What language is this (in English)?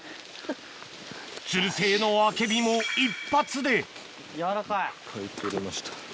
Japanese